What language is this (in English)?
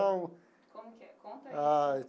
Portuguese